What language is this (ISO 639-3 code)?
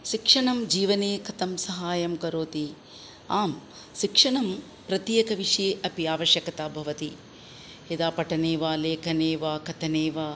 san